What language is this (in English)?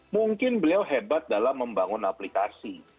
Indonesian